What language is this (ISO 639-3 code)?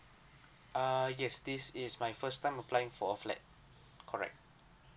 eng